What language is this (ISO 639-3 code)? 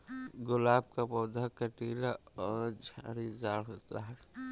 hin